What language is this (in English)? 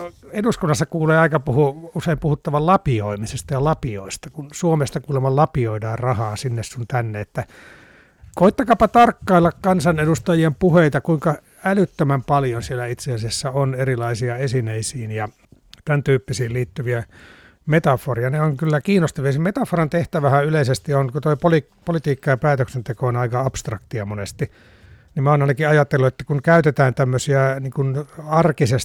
Finnish